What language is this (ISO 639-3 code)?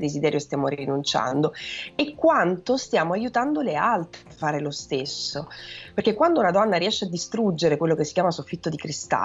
ita